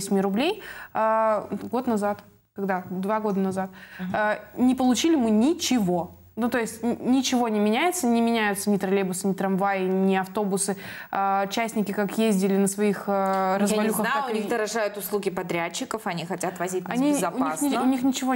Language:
Russian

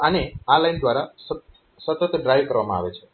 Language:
Gujarati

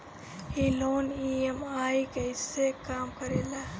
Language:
Bhojpuri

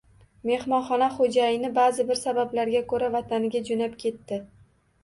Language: Uzbek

